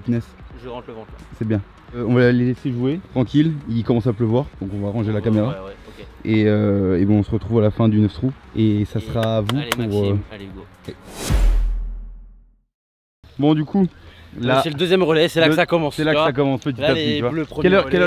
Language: French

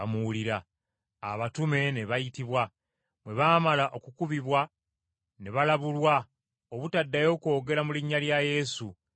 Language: Ganda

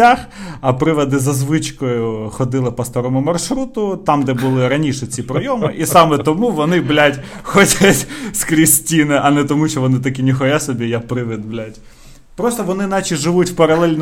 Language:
Ukrainian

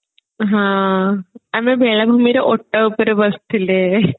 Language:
Odia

